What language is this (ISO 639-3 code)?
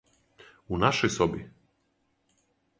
srp